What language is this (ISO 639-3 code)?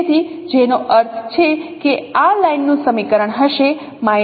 guj